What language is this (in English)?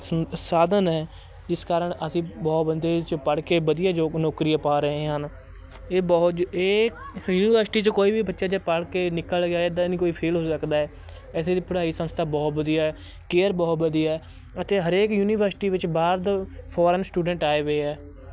Punjabi